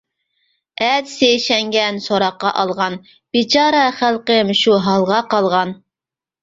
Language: Uyghur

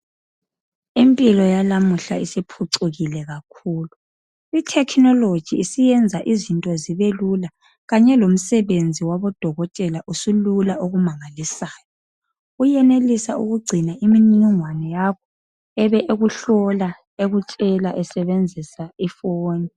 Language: North Ndebele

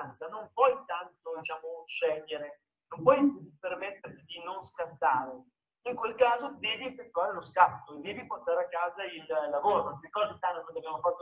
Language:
Italian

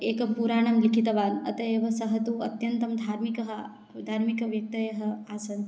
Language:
Sanskrit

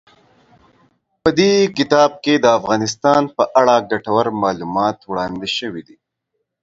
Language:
Pashto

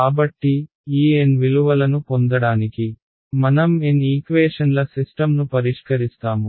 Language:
Telugu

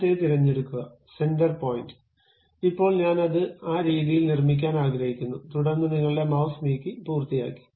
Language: Malayalam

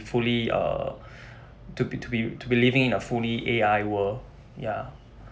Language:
English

